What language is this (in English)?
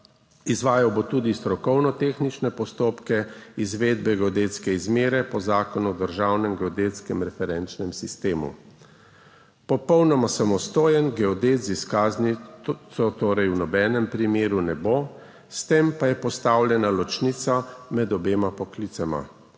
Slovenian